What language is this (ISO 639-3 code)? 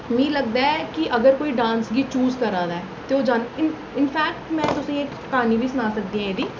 doi